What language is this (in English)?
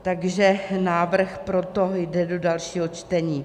Czech